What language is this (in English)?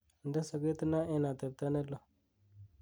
Kalenjin